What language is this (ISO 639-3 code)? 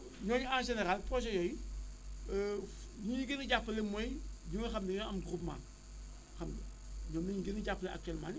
wol